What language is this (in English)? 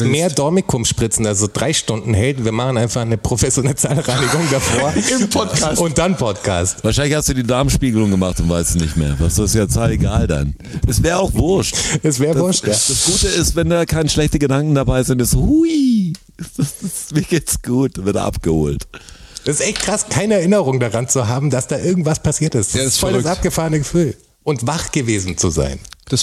German